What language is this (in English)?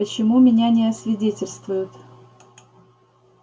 Russian